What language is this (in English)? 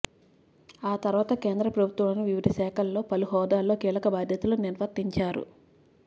Telugu